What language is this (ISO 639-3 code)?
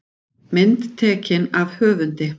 isl